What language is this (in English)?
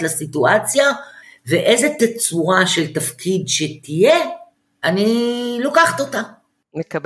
Hebrew